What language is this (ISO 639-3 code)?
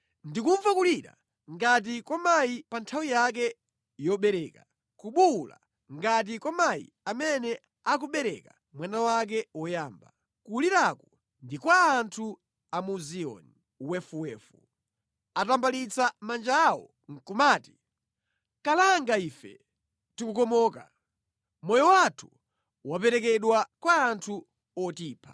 nya